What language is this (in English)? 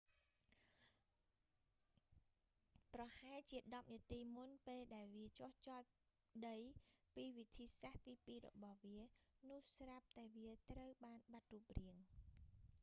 Khmer